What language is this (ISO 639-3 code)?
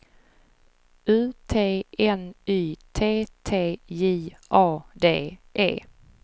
swe